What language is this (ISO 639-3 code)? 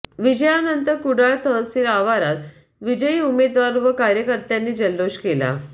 mar